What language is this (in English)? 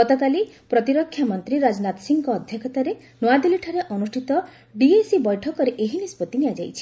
Odia